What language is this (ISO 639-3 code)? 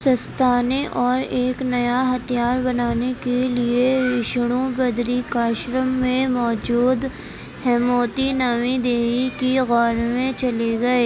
urd